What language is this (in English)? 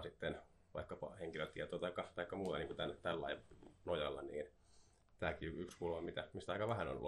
Finnish